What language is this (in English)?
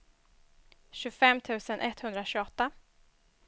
Swedish